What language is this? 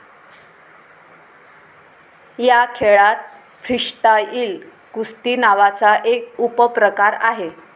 Marathi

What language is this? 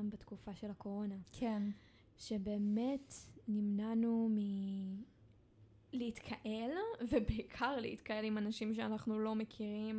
Hebrew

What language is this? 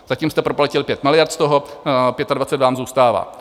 Czech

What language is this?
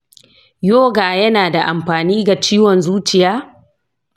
Hausa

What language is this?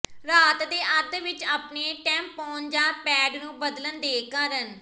Punjabi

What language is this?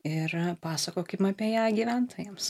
Lithuanian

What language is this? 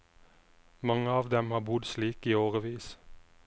Norwegian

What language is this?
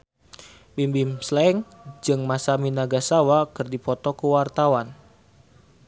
Sundanese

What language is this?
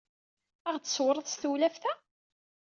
Kabyle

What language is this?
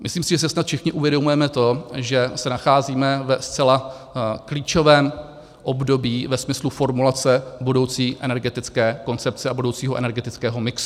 Czech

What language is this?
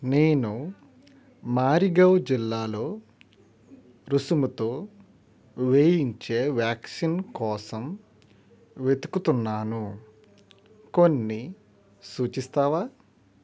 Telugu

